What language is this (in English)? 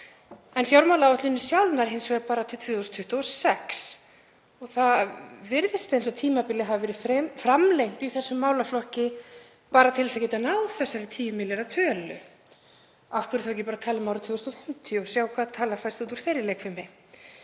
Icelandic